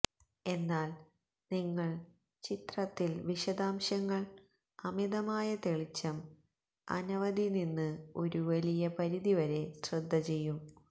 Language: Malayalam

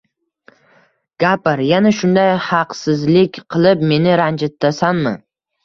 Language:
Uzbek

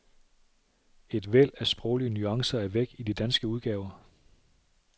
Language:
Danish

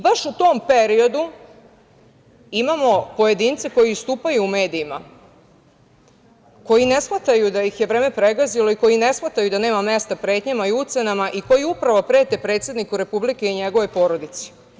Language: Serbian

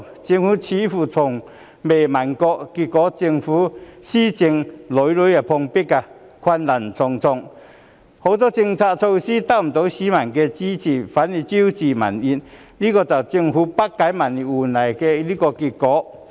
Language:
Cantonese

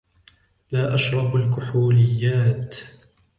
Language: Arabic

